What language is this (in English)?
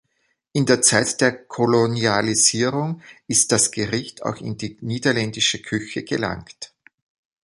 German